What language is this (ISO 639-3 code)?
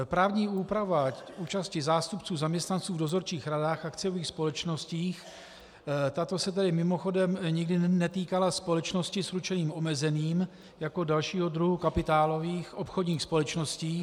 ces